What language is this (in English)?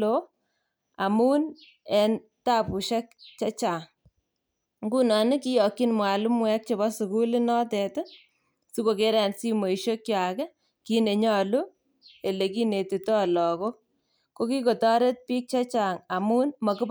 Kalenjin